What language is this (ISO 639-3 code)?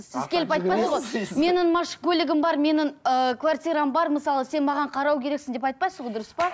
kaz